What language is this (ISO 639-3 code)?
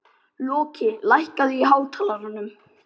isl